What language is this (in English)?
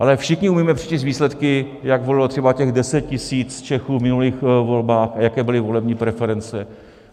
Czech